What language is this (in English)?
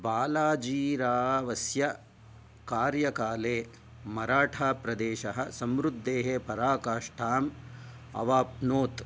Sanskrit